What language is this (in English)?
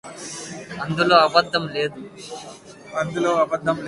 Telugu